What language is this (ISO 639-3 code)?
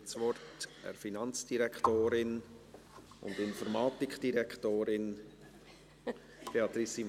gsw